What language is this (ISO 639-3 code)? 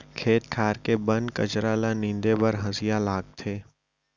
hne